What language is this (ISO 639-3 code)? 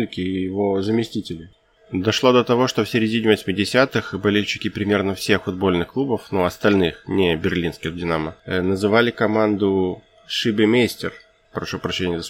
rus